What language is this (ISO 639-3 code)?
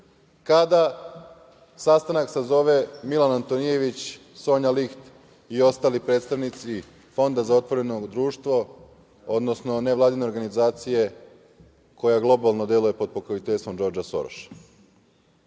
srp